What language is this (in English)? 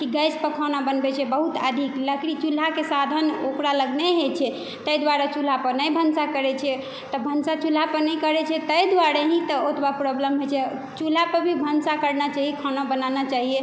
Maithili